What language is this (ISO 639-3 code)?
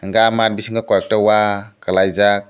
trp